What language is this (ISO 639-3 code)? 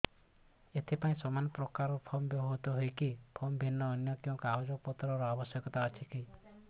ori